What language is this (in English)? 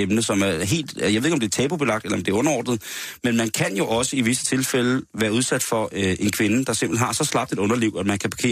Danish